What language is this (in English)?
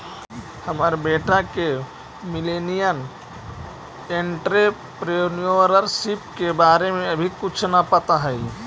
Magahi